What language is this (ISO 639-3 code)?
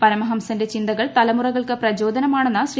mal